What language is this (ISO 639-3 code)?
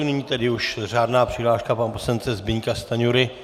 ces